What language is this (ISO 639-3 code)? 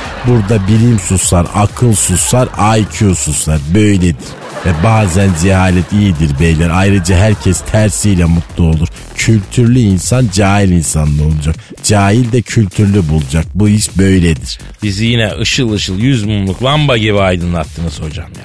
tur